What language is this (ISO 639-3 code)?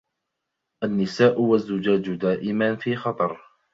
ara